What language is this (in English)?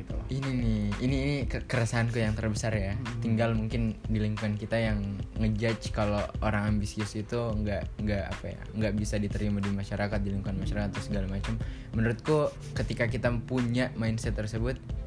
Indonesian